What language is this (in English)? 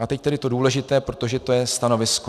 Czech